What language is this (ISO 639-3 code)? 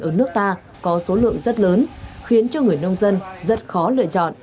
vie